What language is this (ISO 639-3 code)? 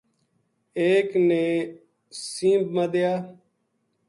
gju